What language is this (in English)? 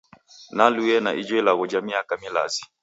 Taita